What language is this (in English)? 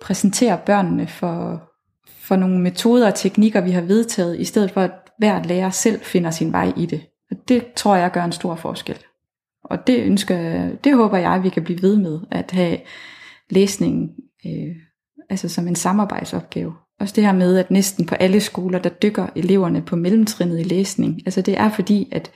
Danish